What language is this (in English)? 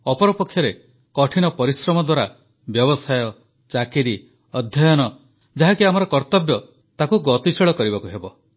Odia